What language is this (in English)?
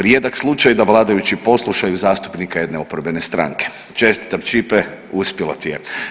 Croatian